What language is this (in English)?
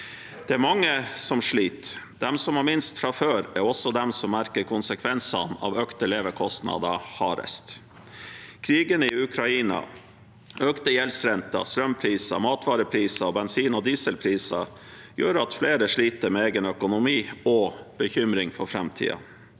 Norwegian